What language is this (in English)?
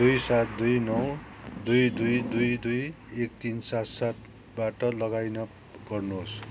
Nepali